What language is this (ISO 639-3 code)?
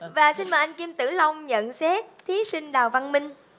vie